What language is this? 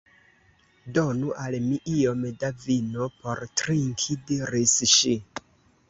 Esperanto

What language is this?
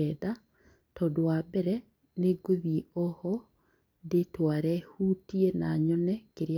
Kikuyu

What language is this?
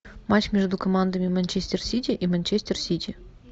Russian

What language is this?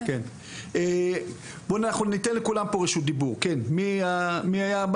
Hebrew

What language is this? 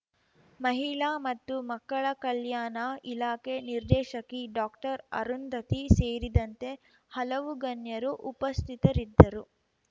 Kannada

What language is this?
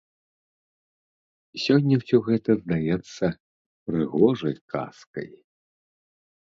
Belarusian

